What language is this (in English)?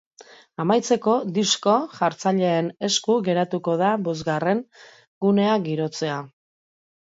Basque